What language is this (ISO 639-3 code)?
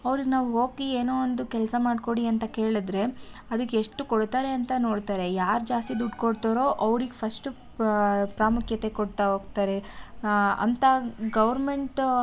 kan